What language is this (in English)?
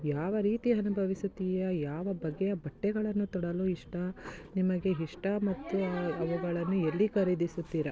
Kannada